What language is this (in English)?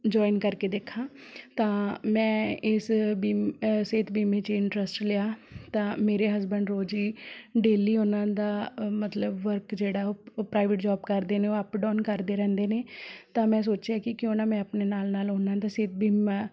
Punjabi